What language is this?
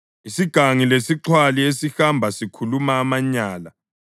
North Ndebele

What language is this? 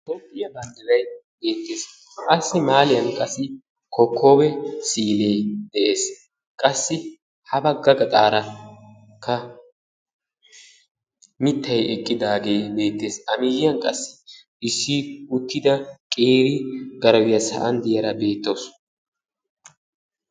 Wolaytta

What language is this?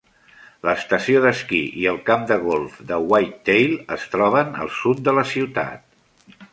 Catalan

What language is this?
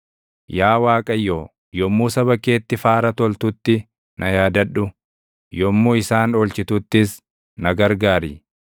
Oromo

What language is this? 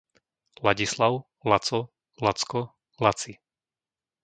Slovak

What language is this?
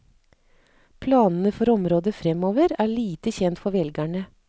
Norwegian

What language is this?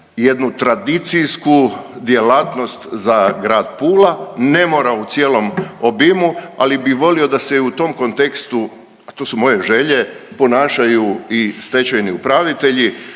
Croatian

